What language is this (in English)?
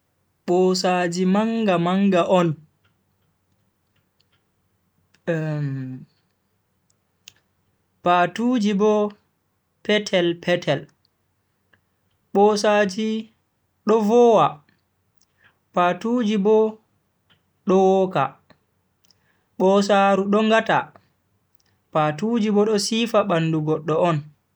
Bagirmi Fulfulde